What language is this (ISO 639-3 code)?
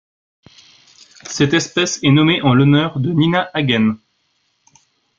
fra